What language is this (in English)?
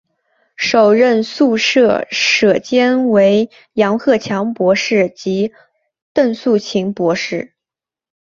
Chinese